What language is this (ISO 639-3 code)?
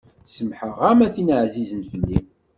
kab